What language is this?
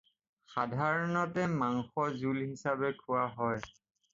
Assamese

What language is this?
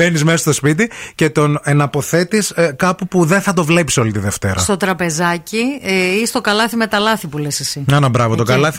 Greek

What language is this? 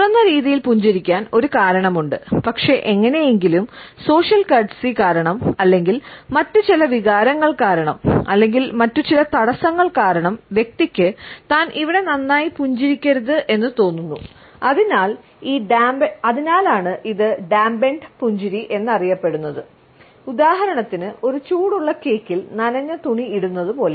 Malayalam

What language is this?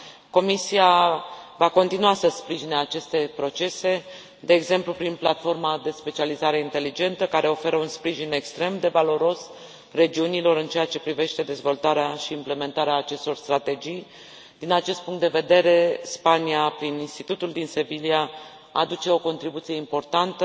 Romanian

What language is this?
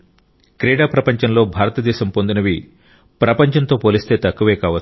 Telugu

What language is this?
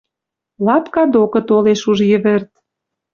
Western Mari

